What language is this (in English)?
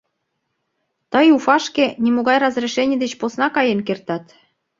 Mari